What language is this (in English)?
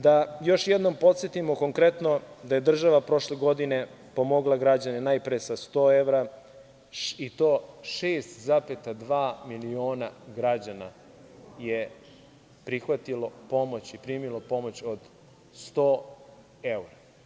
Serbian